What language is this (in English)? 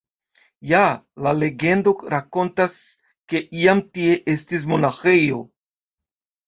Esperanto